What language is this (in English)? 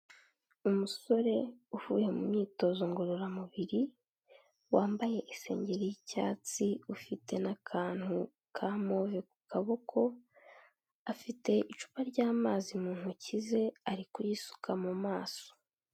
Kinyarwanda